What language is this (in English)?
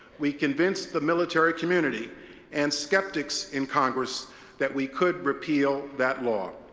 English